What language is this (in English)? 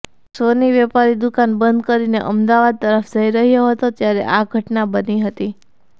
Gujarati